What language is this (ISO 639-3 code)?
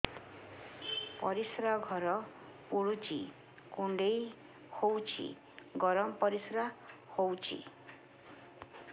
ori